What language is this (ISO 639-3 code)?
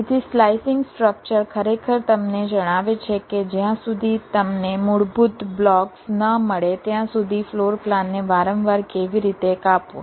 guj